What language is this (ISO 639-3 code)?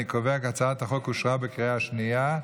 heb